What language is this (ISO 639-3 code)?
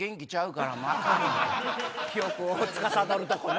jpn